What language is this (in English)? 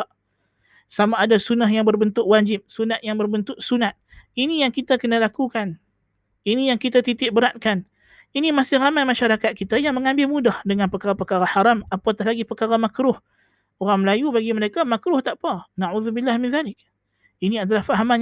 Malay